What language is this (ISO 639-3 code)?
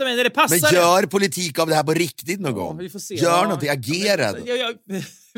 swe